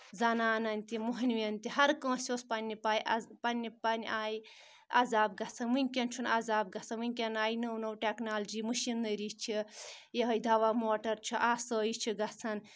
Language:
Kashmiri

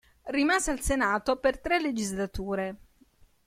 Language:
Italian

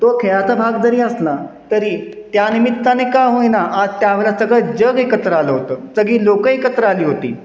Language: Marathi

